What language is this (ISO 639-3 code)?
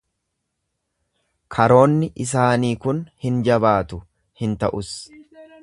orm